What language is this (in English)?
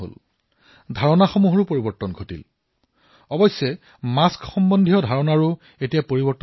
Assamese